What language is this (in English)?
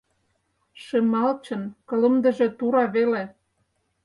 Mari